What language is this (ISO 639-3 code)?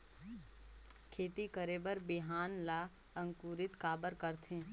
hne